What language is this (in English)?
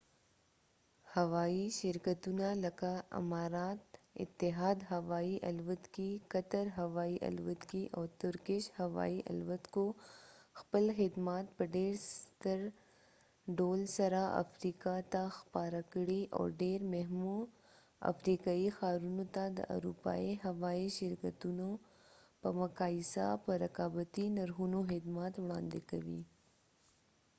Pashto